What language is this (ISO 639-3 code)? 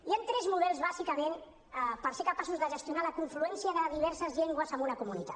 cat